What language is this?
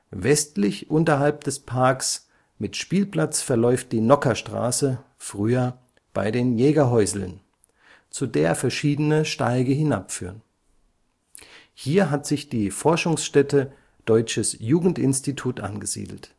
German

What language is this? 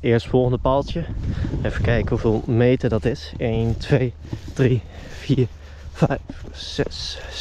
Dutch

